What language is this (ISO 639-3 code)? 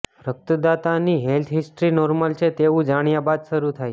guj